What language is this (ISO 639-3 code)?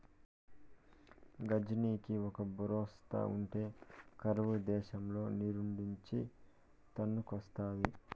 tel